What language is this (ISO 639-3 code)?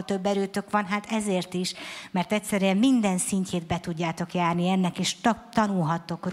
hun